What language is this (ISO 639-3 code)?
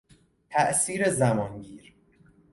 fas